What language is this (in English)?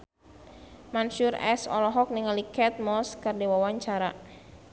Sundanese